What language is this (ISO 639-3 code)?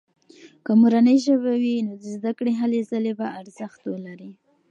pus